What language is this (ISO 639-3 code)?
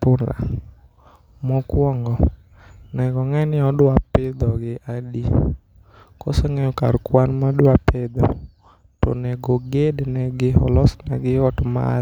luo